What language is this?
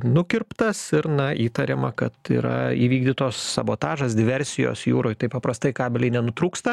Lithuanian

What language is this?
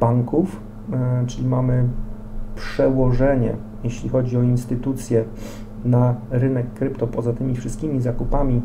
Polish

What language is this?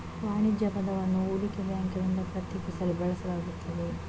Kannada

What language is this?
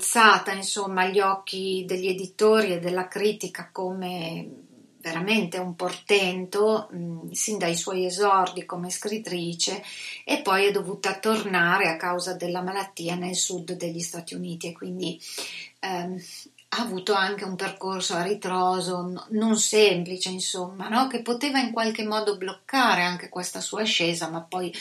Italian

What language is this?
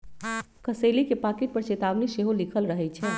Magahi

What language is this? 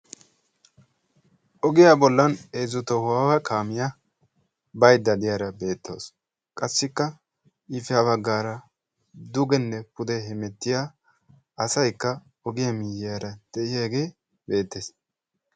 Wolaytta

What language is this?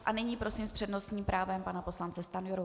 Czech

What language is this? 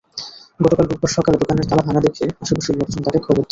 Bangla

